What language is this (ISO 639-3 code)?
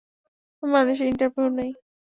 ben